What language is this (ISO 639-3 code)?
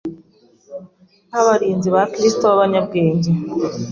kin